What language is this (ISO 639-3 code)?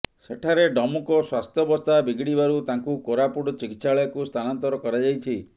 ori